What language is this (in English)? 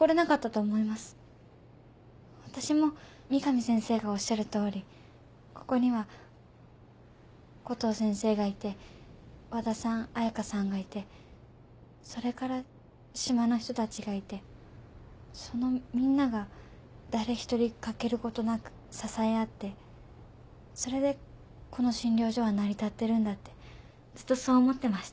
Japanese